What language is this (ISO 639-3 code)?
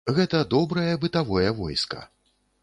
bel